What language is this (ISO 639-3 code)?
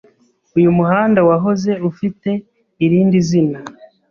kin